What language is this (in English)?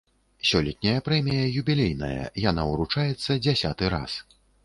Belarusian